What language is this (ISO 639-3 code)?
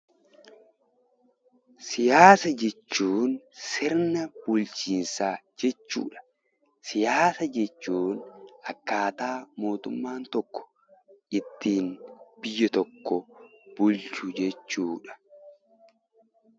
orm